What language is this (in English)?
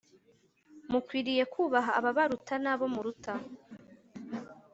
Kinyarwanda